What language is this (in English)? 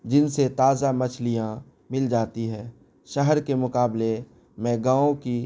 Urdu